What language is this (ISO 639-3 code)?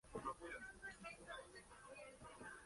spa